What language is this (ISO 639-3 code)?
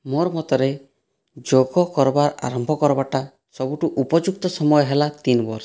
ori